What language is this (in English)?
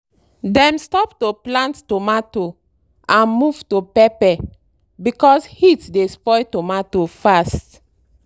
Nigerian Pidgin